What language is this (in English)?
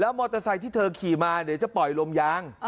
Thai